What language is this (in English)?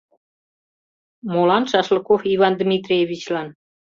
Mari